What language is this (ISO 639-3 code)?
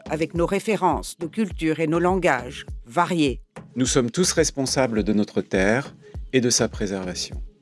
fra